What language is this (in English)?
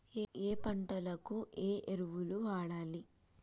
Telugu